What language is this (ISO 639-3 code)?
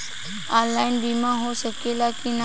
bho